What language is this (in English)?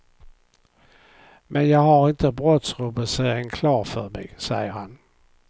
Swedish